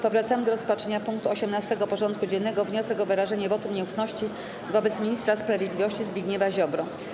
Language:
Polish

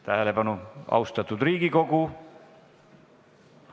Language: Estonian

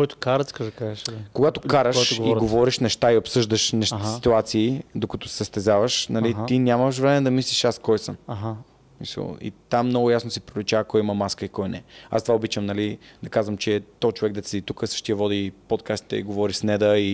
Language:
Bulgarian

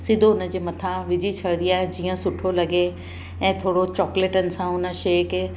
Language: Sindhi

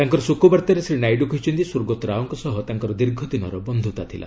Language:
Odia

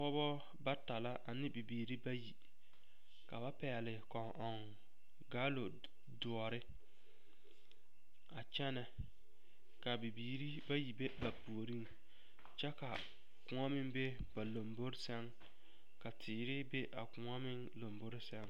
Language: Southern Dagaare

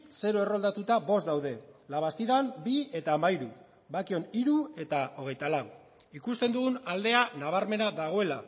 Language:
Basque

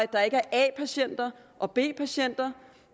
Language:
Danish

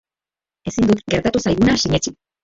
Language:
Basque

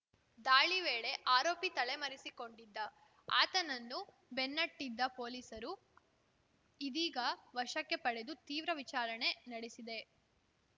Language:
Kannada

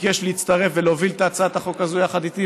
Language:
Hebrew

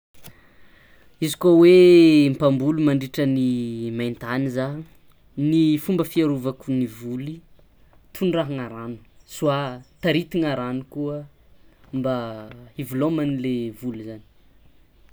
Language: Tsimihety Malagasy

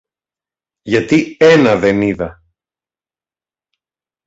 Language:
Greek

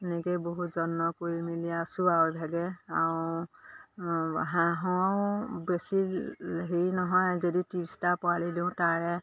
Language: Assamese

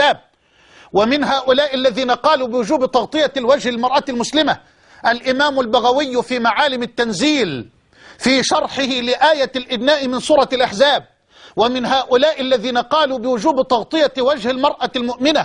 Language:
Arabic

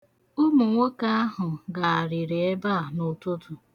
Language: Igbo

